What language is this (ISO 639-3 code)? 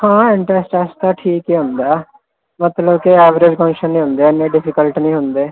pan